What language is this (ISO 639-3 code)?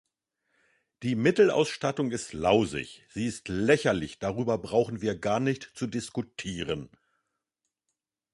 deu